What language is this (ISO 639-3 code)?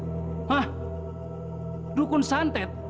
ind